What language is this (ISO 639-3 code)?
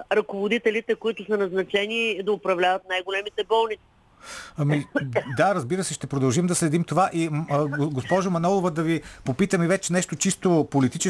bul